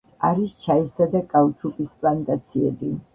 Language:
Georgian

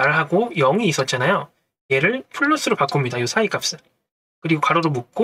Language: Korean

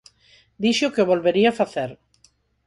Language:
Galician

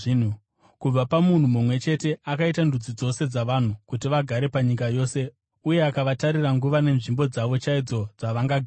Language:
Shona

